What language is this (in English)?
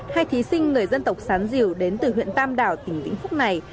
Vietnamese